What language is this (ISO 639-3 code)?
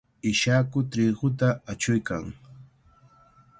qvl